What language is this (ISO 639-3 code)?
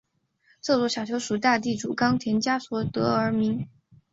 zho